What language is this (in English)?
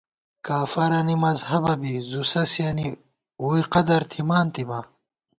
Gawar-Bati